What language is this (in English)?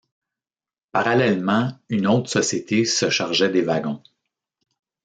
French